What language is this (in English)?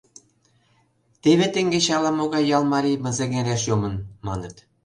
Mari